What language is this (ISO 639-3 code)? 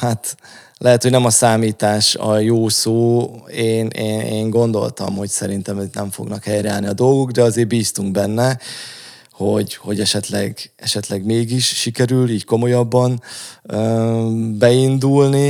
hun